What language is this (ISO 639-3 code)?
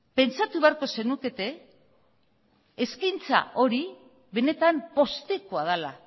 eus